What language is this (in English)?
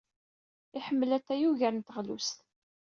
Kabyle